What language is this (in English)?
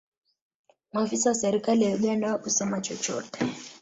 Swahili